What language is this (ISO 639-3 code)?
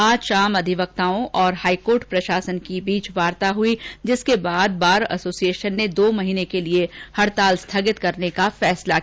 hin